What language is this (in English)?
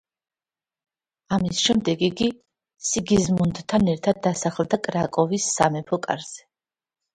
Georgian